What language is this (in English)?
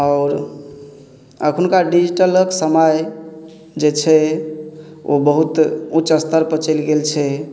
Maithili